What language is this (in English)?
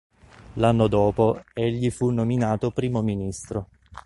Italian